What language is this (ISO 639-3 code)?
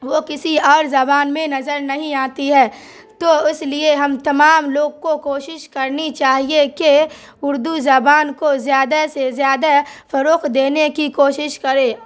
urd